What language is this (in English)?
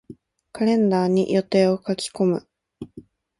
Japanese